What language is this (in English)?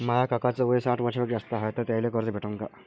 Marathi